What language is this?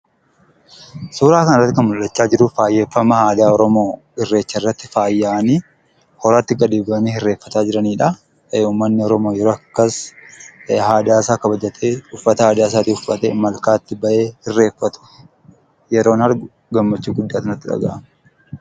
Oromo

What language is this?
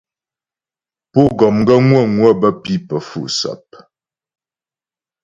Ghomala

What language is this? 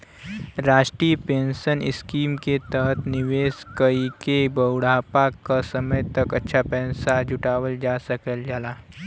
Bhojpuri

